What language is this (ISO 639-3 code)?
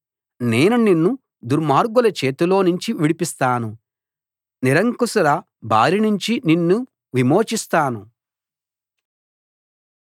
tel